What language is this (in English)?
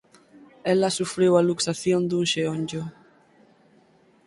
Galician